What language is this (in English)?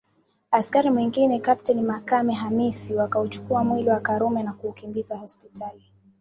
Swahili